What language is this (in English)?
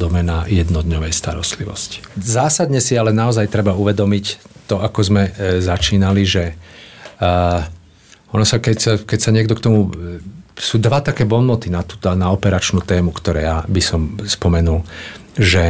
Slovak